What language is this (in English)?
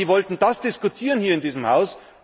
German